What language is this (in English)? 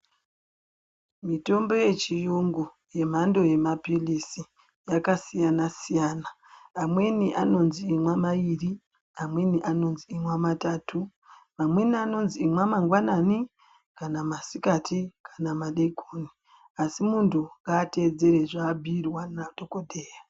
Ndau